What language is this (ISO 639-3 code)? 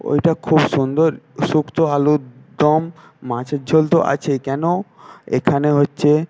ben